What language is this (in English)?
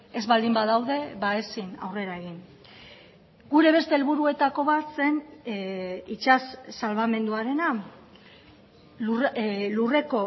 Basque